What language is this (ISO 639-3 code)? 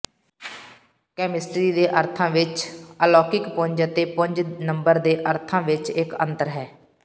pan